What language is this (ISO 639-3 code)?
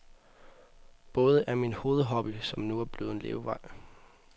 dan